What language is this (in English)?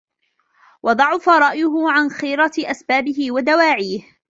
Arabic